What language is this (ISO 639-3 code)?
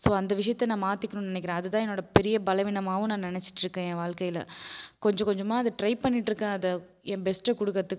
tam